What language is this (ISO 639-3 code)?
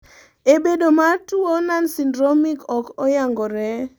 luo